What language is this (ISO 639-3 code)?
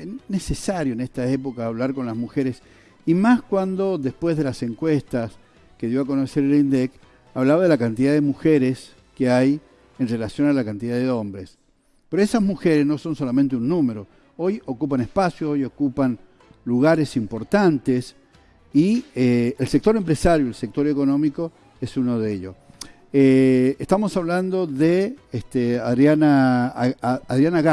spa